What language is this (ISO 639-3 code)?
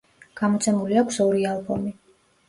kat